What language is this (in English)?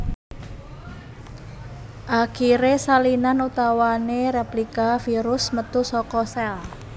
Javanese